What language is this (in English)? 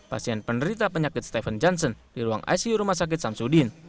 Indonesian